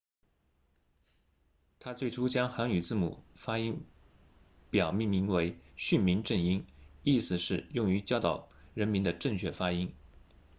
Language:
Chinese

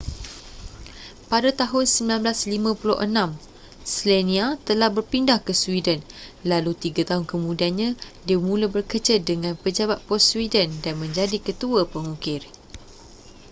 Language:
Malay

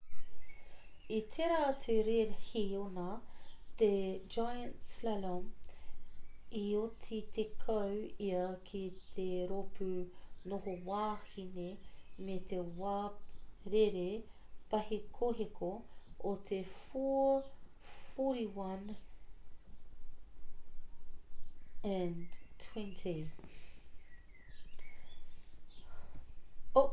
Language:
Māori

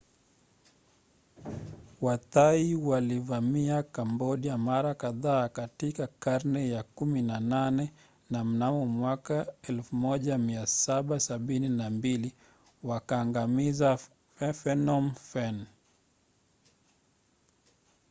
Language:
Swahili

